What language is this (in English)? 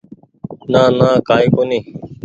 Goaria